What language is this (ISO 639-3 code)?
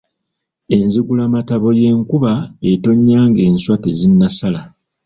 lug